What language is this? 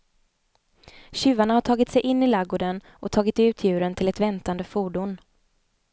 Swedish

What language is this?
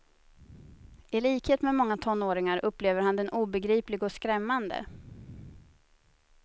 Swedish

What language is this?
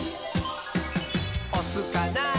Japanese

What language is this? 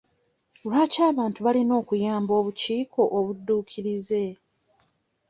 Ganda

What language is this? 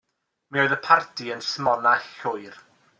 Welsh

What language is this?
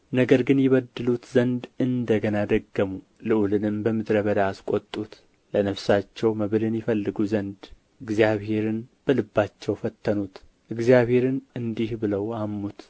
Amharic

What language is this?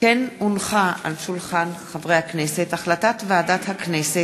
Hebrew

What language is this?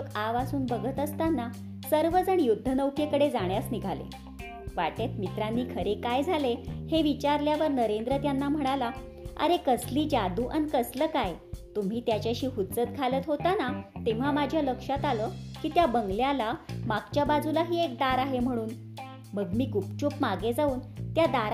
Marathi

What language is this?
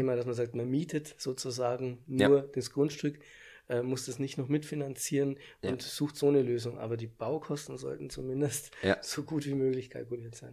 German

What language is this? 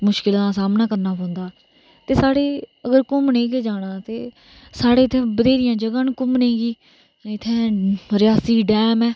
Dogri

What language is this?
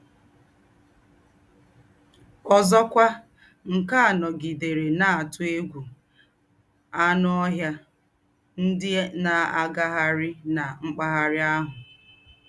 Igbo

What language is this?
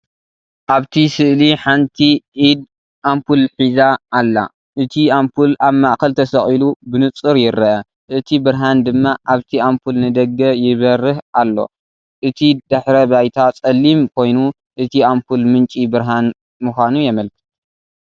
Tigrinya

